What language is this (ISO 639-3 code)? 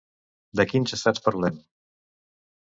cat